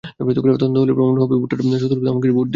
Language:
Bangla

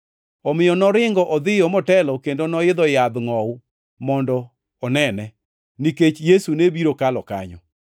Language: Luo (Kenya and Tanzania)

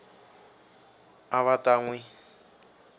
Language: Tsonga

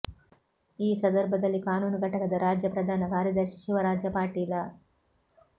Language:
Kannada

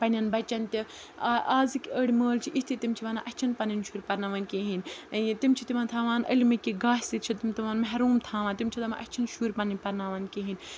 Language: Kashmiri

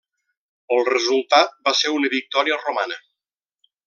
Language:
Catalan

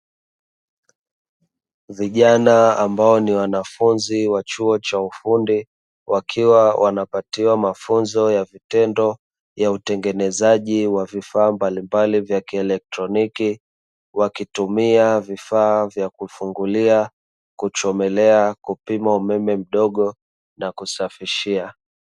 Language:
Swahili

